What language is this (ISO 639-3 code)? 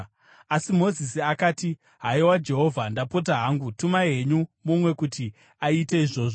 sna